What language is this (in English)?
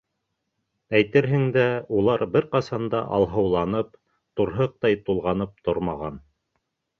Bashkir